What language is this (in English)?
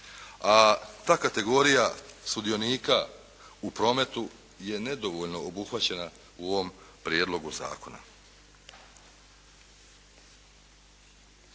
Croatian